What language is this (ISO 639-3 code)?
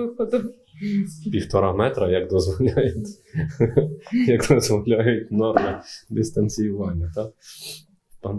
ukr